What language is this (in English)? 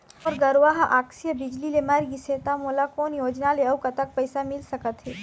Chhattisgarhi